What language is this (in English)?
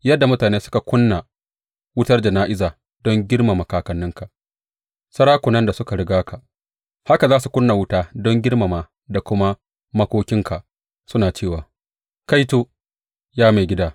Hausa